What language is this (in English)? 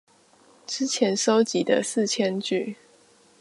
Chinese